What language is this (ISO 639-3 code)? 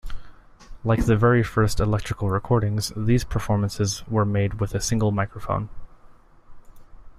eng